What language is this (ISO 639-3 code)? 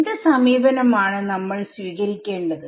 mal